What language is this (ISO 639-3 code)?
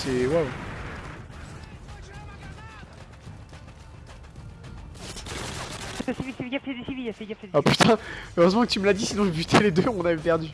fra